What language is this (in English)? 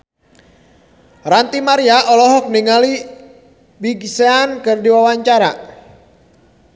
Sundanese